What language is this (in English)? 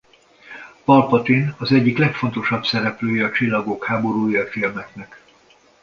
Hungarian